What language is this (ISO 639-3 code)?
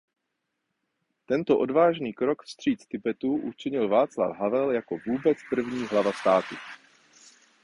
ces